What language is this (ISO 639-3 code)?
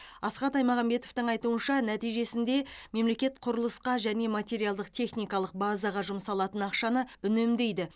kaz